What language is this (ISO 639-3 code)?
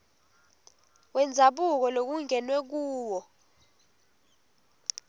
ssw